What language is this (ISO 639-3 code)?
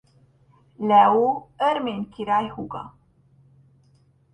hun